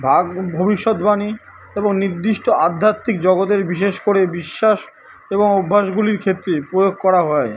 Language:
Bangla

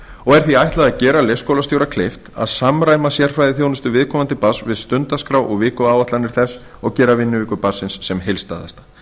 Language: Icelandic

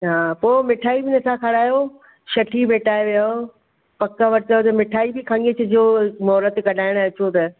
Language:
Sindhi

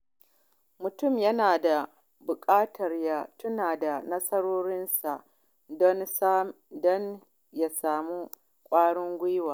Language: Hausa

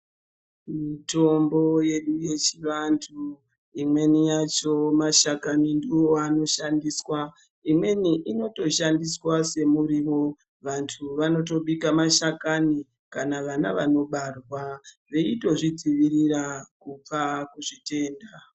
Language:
Ndau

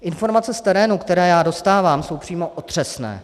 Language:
Czech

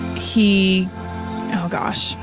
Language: English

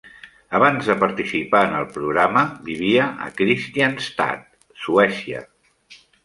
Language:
Catalan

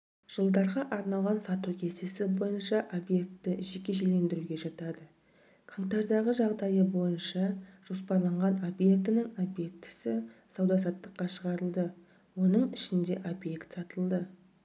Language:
Kazakh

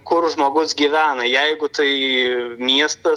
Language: Lithuanian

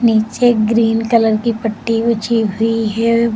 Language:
Hindi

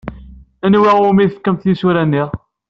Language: Kabyle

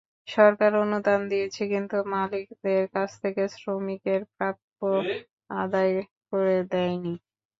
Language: Bangla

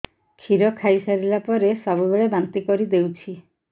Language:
Odia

